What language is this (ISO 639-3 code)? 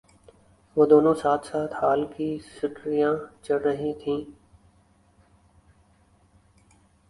urd